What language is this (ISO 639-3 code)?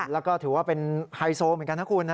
tha